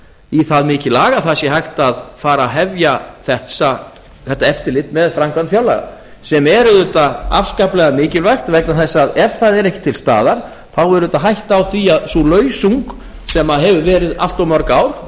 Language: Icelandic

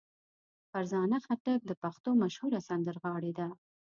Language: Pashto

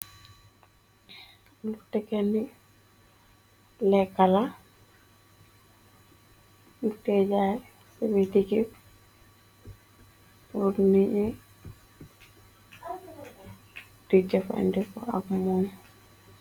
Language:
Wolof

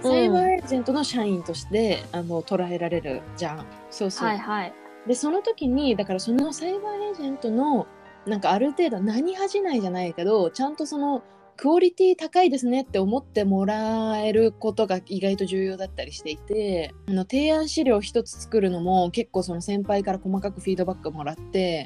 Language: Japanese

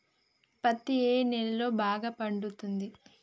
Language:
Telugu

